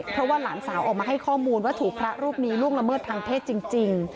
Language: Thai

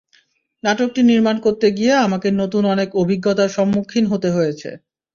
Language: Bangla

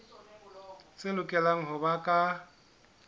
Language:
Southern Sotho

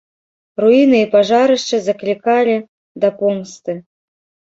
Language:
Belarusian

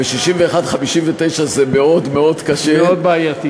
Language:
Hebrew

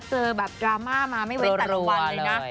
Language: Thai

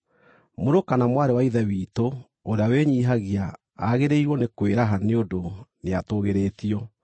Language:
Kikuyu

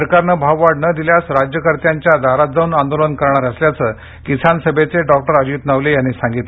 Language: Marathi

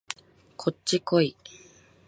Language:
Japanese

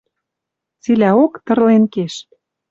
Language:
Western Mari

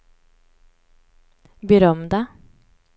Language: Swedish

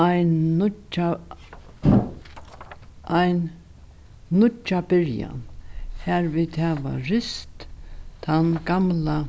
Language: Faroese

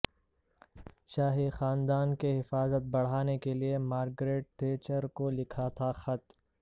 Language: Urdu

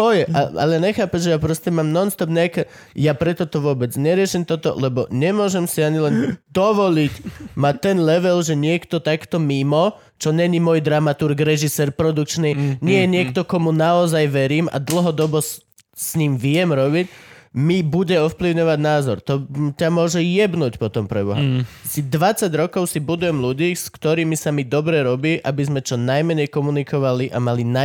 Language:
Slovak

